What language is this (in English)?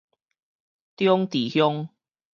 Min Nan Chinese